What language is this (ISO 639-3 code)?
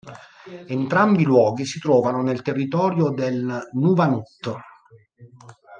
ita